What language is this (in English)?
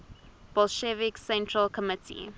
English